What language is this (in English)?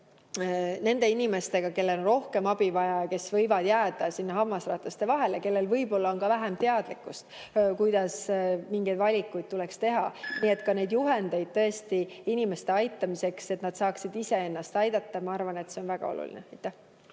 Estonian